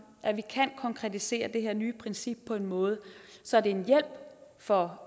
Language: Danish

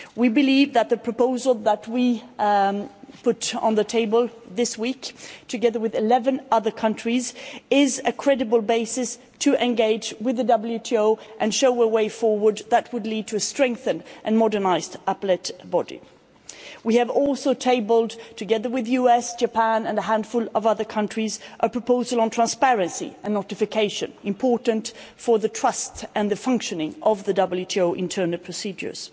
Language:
English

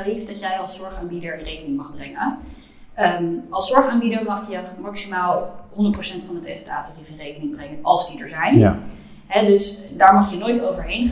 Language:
Dutch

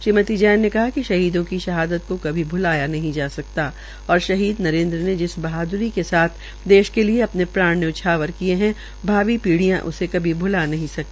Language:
Hindi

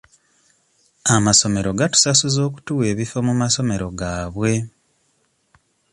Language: Ganda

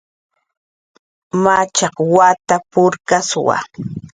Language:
Jaqaru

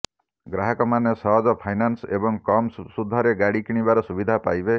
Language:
Odia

